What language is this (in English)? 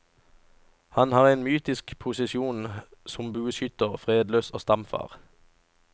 Norwegian